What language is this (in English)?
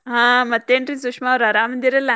Kannada